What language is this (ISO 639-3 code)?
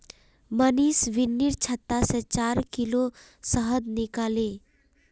mag